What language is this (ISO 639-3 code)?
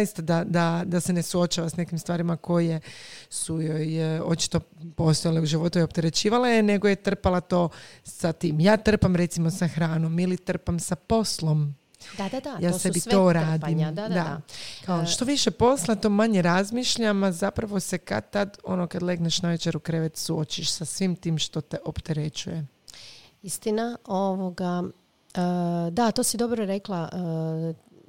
hrv